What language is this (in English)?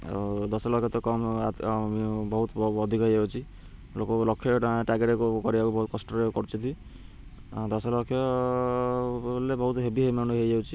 Odia